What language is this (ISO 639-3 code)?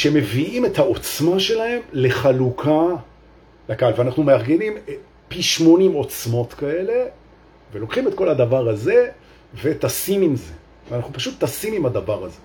heb